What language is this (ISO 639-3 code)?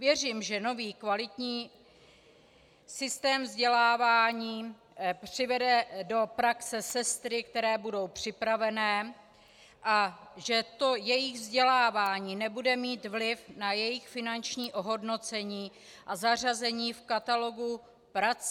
ces